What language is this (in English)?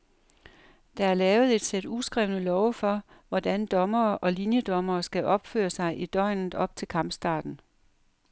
Danish